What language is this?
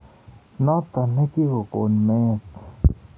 Kalenjin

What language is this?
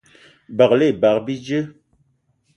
Eton (Cameroon)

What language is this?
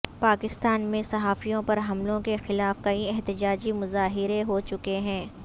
Urdu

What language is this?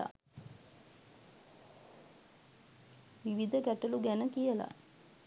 Sinhala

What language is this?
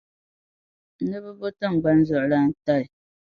Dagbani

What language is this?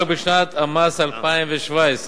Hebrew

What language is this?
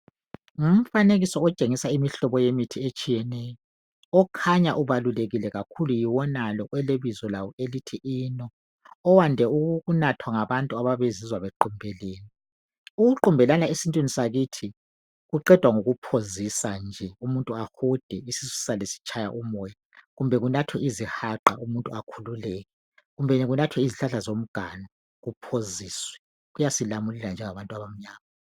North Ndebele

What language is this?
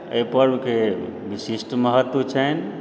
Maithili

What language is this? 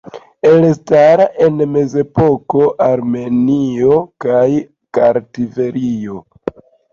Esperanto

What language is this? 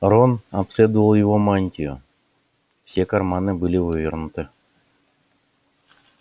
Russian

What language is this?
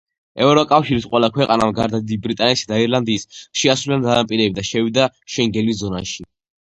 Georgian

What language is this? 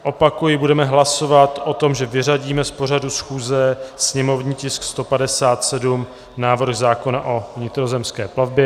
Czech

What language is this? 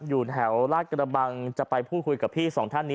Thai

